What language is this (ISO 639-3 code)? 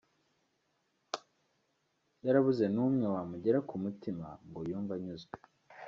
kin